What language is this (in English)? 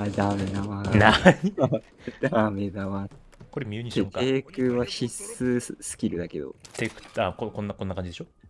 Japanese